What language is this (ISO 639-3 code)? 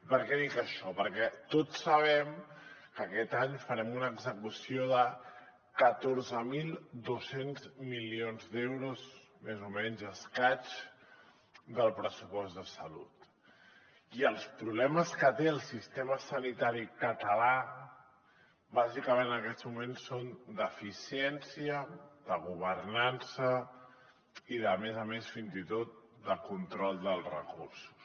cat